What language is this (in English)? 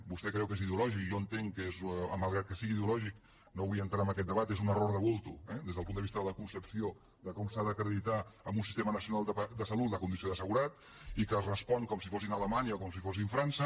Catalan